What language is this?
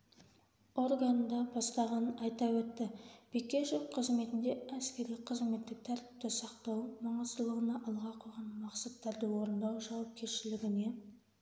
Kazakh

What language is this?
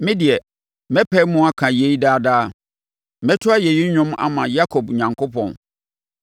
Akan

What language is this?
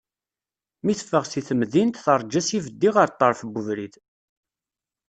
Kabyle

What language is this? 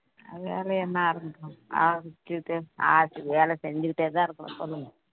Tamil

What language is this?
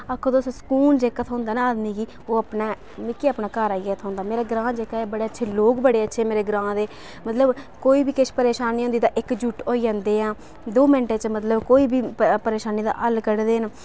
Dogri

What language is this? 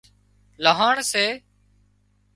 Wadiyara Koli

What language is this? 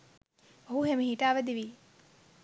Sinhala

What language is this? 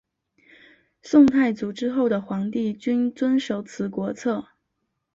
Chinese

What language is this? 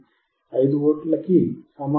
Telugu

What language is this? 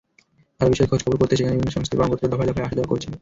Bangla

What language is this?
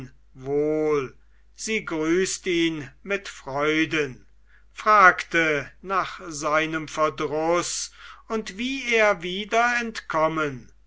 German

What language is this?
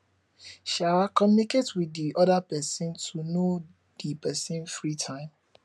Nigerian Pidgin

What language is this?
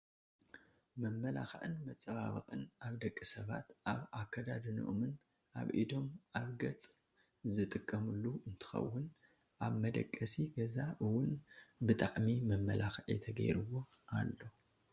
Tigrinya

